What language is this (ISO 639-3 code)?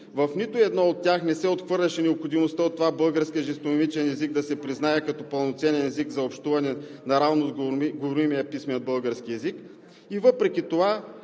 bul